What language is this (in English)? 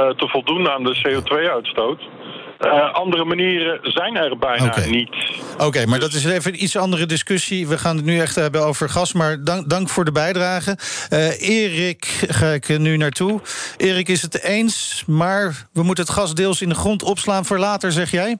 Dutch